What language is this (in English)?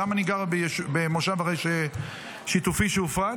Hebrew